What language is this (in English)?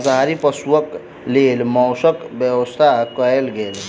Maithili